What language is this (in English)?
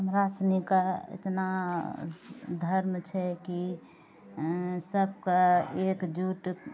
Maithili